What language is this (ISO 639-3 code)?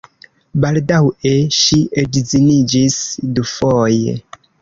epo